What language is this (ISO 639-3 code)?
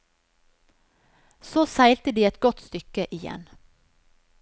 nor